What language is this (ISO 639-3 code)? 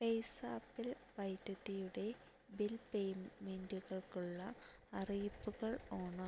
mal